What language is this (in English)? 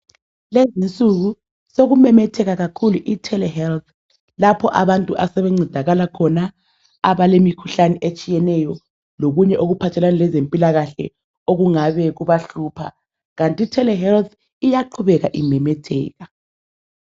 North Ndebele